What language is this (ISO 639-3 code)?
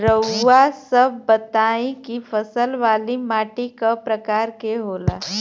bho